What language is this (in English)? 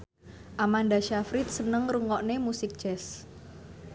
Javanese